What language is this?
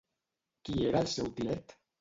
Catalan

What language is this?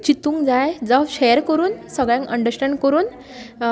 Konkani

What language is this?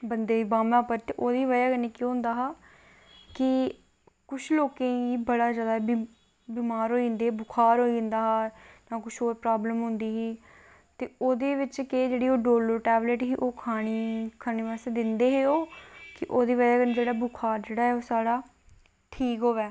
Dogri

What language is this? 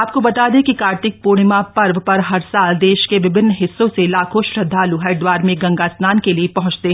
Hindi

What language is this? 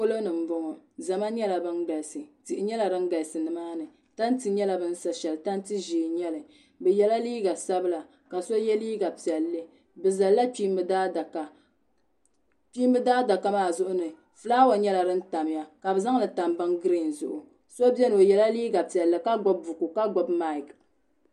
Dagbani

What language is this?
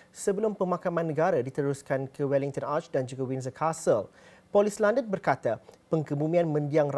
Malay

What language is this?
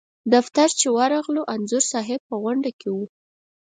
Pashto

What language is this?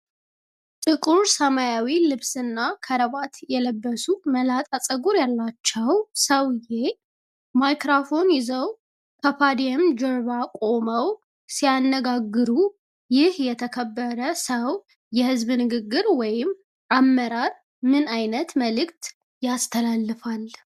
Amharic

